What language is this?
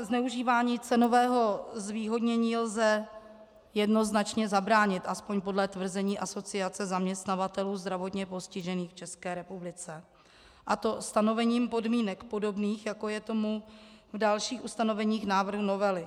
Czech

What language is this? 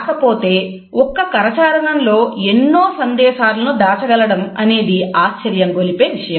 Telugu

